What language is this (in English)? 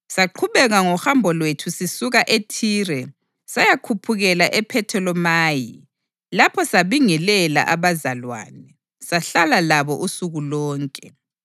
North Ndebele